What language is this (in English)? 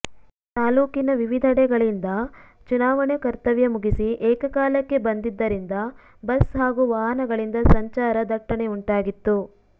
Kannada